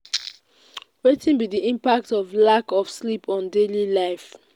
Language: Nigerian Pidgin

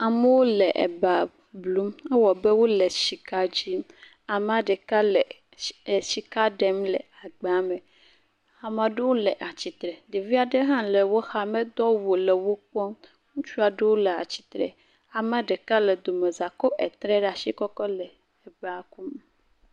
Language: Ewe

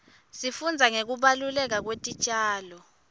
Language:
Swati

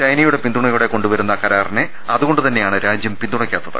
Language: Malayalam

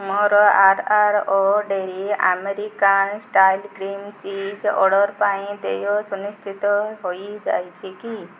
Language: Odia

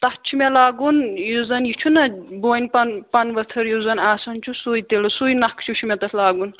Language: Kashmiri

